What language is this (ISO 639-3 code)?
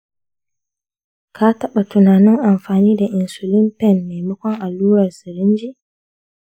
hau